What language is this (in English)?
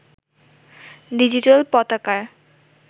Bangla